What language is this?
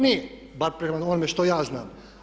Croatian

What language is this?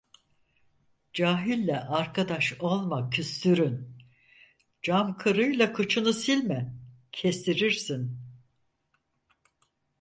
Turkish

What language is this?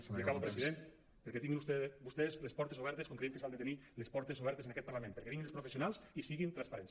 Catalan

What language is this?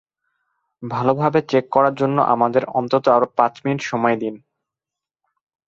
Bangla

